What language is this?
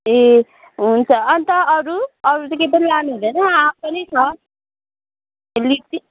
Nepali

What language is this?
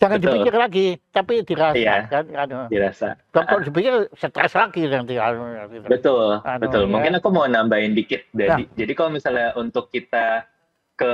Indonesian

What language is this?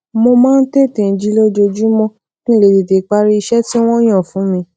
Yoruba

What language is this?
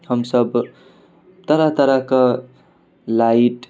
Maithili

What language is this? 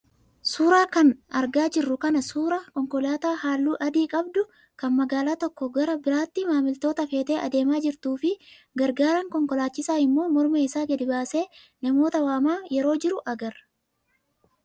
Oromo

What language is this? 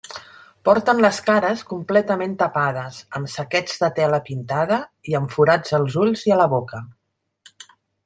Catalan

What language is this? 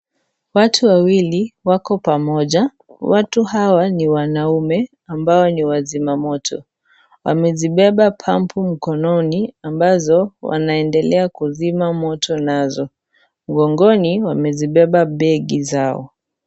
Swahili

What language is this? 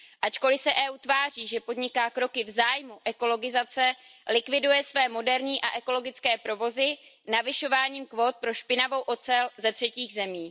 Czech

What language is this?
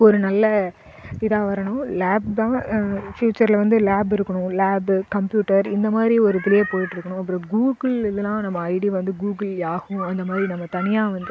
Tamil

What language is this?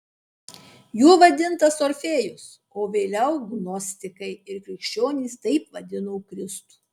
Lithuanian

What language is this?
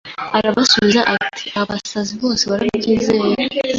Kinyarwanda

